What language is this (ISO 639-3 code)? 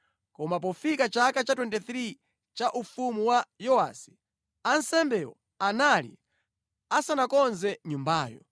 nya